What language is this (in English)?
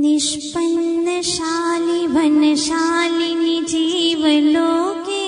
Hindi